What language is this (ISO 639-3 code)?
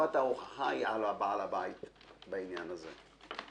heb